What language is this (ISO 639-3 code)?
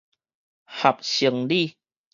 nan